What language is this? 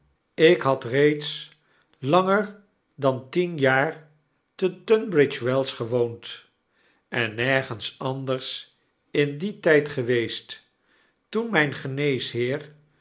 Dutch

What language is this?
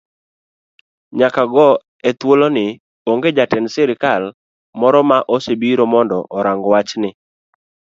Luo (Kenya and Tanzania)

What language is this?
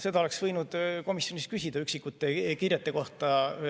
Estonian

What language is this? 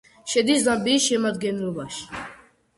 Georgian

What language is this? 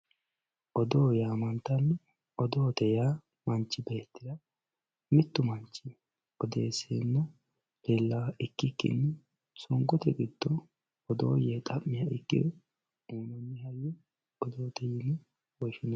Sidamo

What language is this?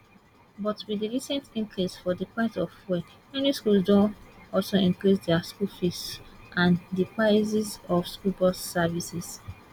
Nigerian Pidgin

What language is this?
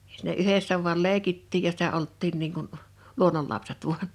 Finnish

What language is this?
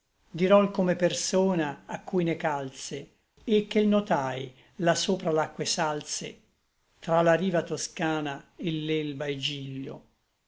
Italian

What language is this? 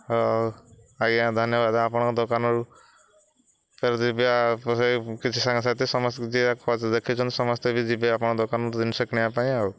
Odia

